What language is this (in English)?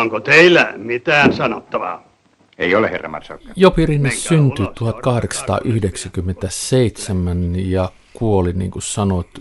Finnish